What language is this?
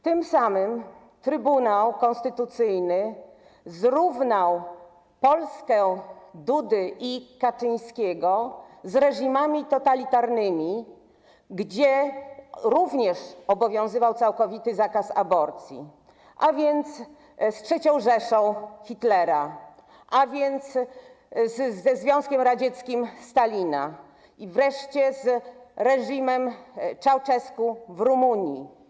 Polish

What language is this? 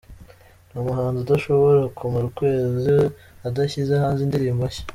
Kinyarwanda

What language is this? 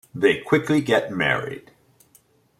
English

